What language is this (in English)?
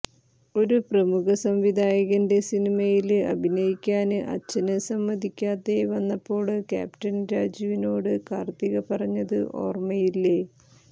Malayalam